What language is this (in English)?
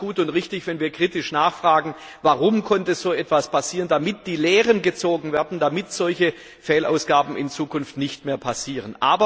German